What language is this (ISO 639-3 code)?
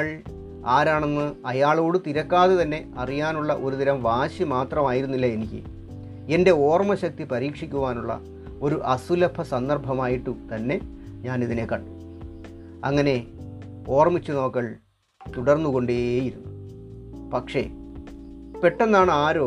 mal